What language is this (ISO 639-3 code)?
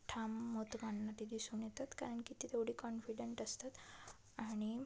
mar